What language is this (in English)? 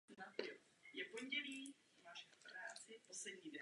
Czech